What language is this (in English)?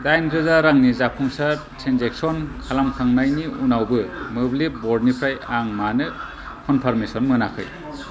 Bodo